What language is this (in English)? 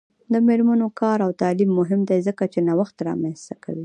Pashto